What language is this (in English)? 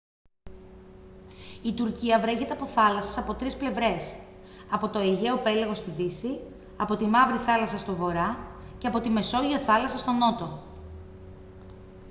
Greek